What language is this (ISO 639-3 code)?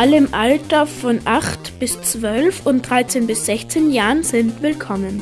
deu